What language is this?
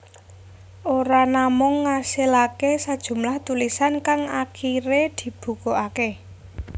Javanese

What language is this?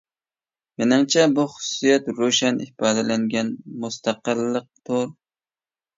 Uyghur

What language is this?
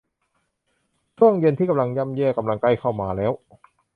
Thai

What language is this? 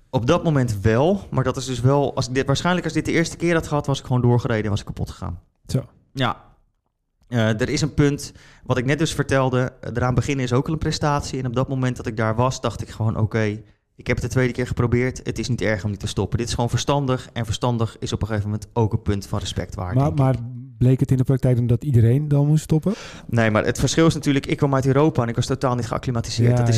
Dutch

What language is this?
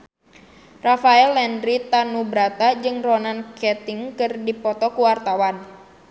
Sundanese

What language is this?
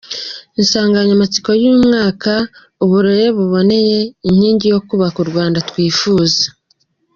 Kinyarwanda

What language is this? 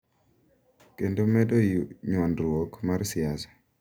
Luo (Kenya and Tanzania)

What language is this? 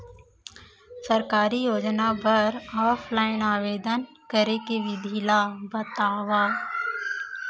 Chhattisgarhi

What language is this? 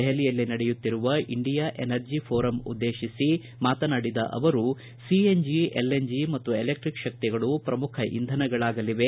Kannada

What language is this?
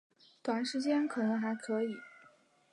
Chinese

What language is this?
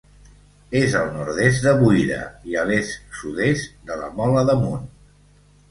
Catalan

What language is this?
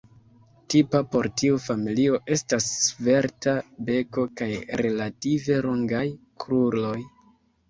Esperanto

